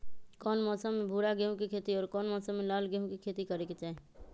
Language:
Magahi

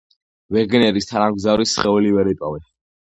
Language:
Georgian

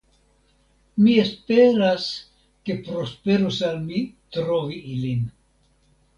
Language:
Esperanto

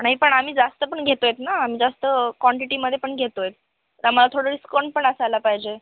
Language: Marathi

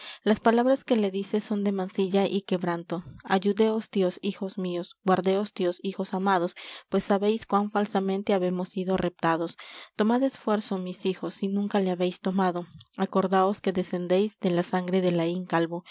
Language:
Spanish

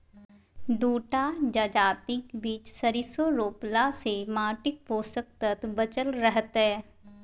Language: Maithili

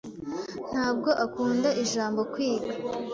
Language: Kinyarwanda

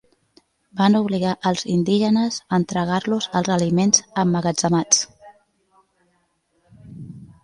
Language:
Catalan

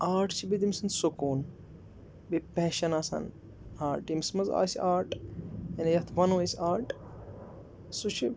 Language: Kashmiri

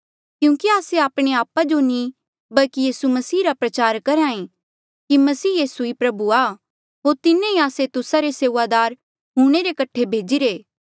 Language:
Mandeali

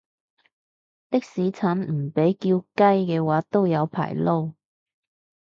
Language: Cantonese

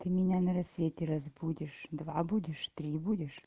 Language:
Russian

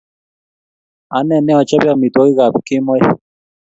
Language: Kalenjin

